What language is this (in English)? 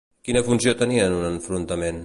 Catalan